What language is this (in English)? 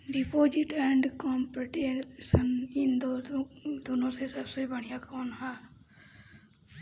Bhojpuri